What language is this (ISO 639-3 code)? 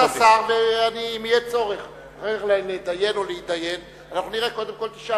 heb